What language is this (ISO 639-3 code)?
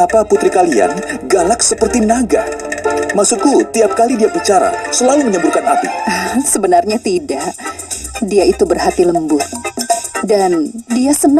ind